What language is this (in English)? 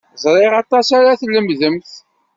Kabyle